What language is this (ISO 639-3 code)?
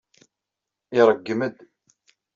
kab